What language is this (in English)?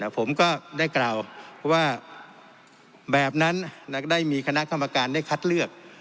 Thai